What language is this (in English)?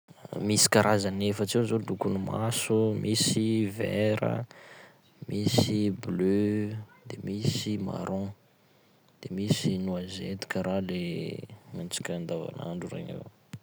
Sakalava Malagasy